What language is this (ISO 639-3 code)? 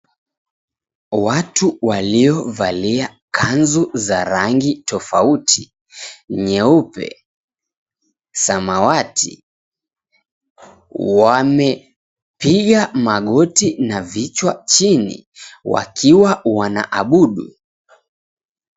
swa